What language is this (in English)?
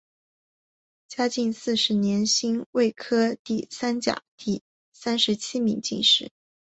Chinese